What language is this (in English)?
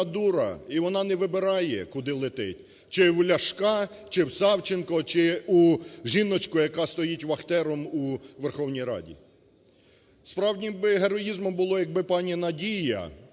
Ukrainian